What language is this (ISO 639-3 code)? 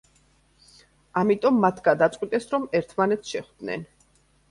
kat